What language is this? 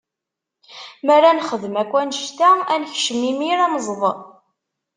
Kabyle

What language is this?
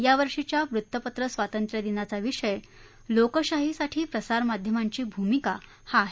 Marathi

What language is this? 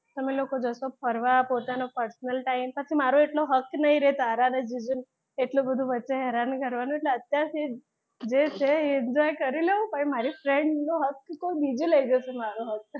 Gujarati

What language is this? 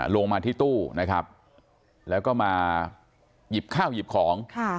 Thai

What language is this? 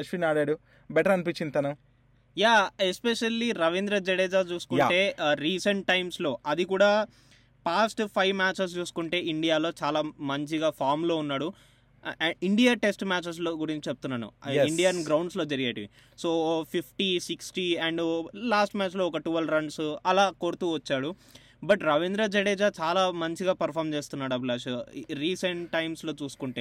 Telugu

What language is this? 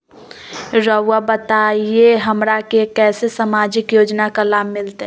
Magahi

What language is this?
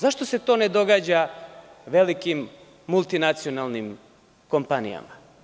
Serbian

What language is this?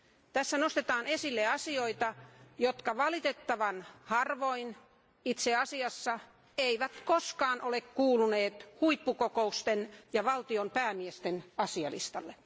Finnish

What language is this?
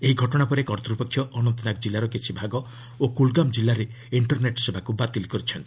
Odia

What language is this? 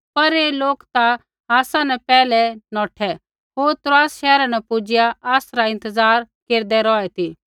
Kullu Pahari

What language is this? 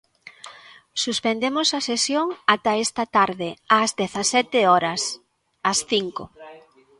Galician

